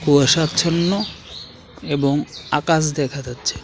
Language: Bangla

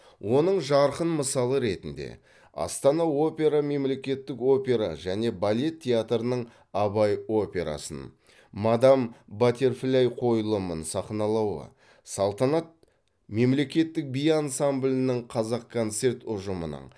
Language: Kazakh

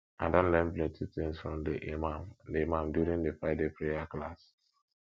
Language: Nigerian Pidgin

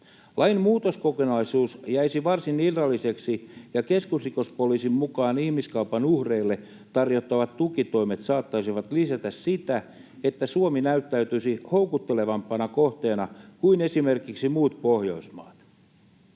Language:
Finnish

